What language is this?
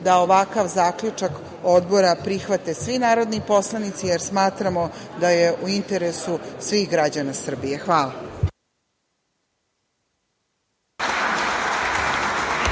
Serbian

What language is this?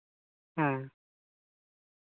Santali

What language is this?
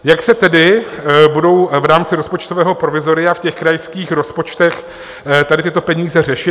Czech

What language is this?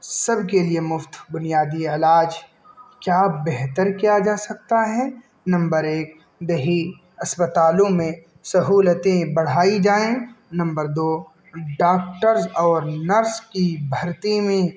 Urdu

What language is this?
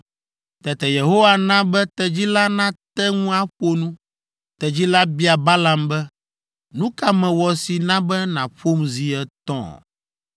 Ewe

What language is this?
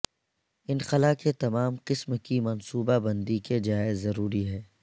Urdu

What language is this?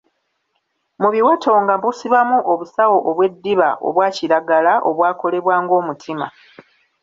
Ganda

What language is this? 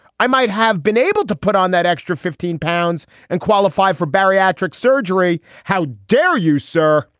English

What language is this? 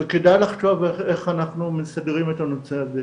Hebrew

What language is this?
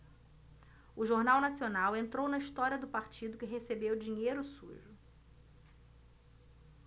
Portuguese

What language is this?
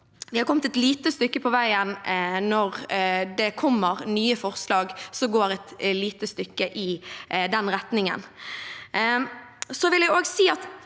Norwegian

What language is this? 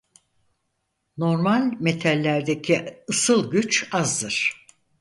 Turkish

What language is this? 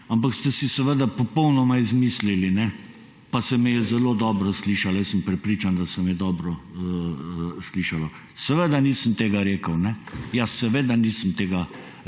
Slovenian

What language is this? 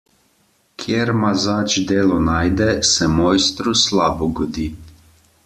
Slovenian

